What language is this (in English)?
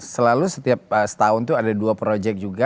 Indonesian